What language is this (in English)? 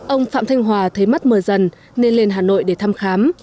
Vietnamese